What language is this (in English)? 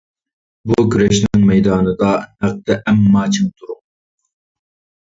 Uyghur